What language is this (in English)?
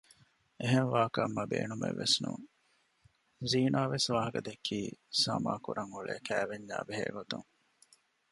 Divehi